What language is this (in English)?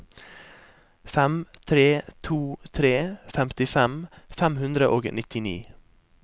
Norwegian